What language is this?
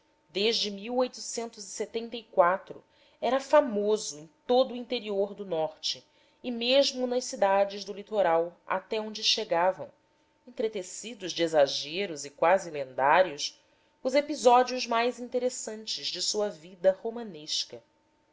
Portuguese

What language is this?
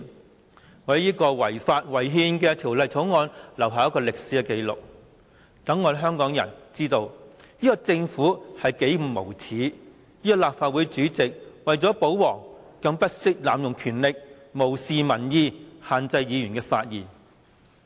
Cantonese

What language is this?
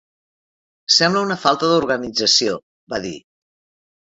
Catalan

